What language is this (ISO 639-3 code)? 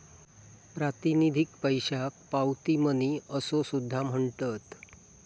mar